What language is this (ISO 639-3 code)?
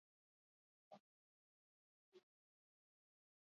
eus